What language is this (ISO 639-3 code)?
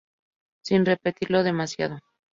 spa